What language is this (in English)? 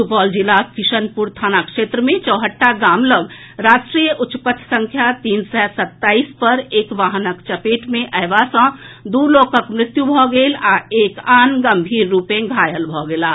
Maithili